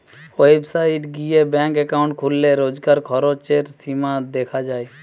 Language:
Bangla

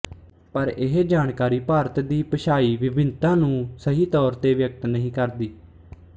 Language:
Punjabi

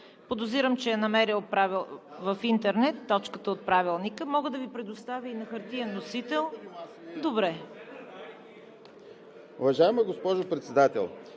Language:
Bulgarian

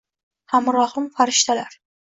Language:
Uzbek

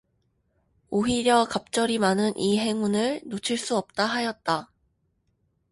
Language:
Korean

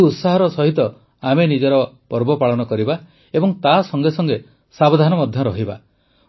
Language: Odia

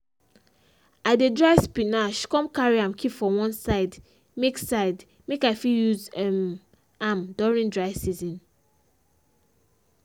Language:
Nigerian Pidgin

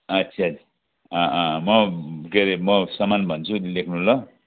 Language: Nepali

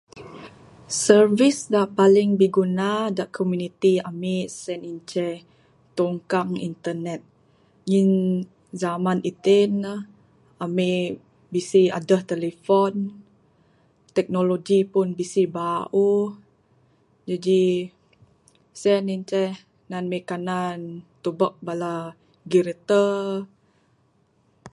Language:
Bukar-Sadung Bidayuh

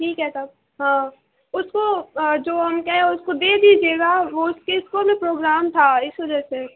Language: Urdu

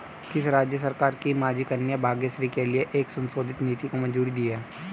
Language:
Hindi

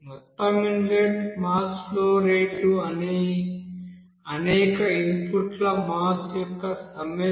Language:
Telugu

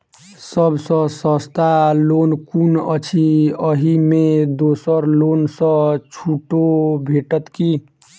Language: Maithili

